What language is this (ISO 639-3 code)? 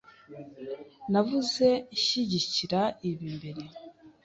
kin